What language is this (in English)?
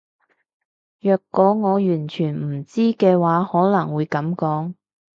Cantonese